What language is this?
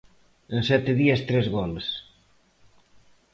Galician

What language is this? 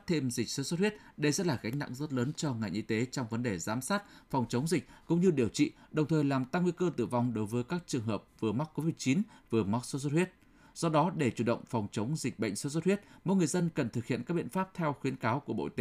Vietnamese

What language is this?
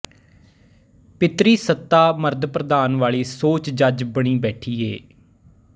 Punjabi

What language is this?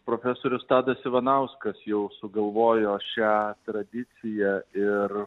Lithuanian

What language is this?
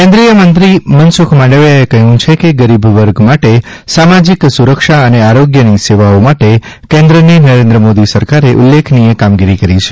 Gujarati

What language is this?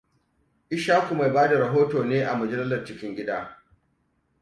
Hausa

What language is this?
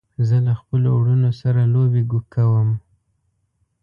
Pashto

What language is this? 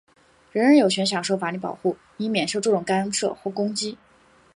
Chinese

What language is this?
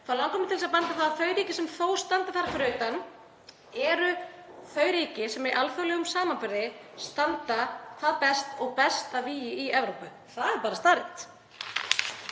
Icelandic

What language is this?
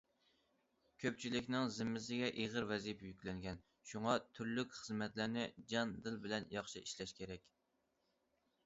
Uyghur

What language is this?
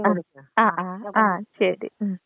Malayalam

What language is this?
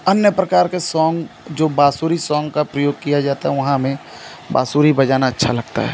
Hindi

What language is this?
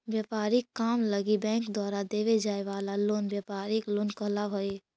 Magahi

